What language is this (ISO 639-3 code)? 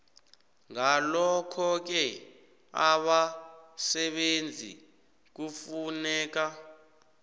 nbl